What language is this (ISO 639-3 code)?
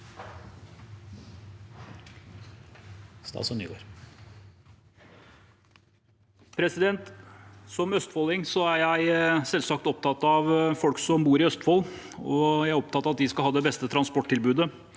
nor